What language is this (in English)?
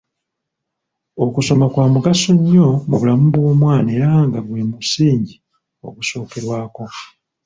Ganda